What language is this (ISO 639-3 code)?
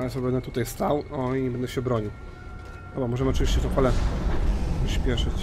pol